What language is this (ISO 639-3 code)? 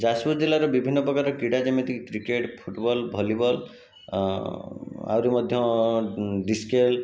ori